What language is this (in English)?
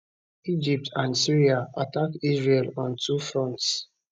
Nigerian Pidgin